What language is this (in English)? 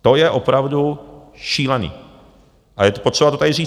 Czech